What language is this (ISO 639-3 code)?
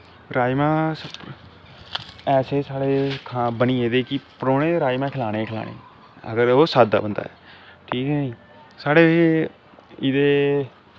doi